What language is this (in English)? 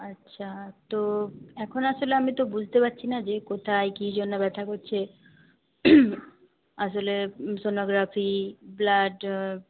Bangla